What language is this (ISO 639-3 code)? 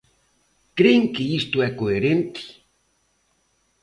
glg